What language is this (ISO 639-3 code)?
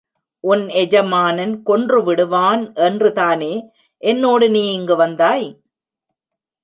tam